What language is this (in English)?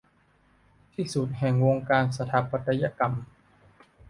Thai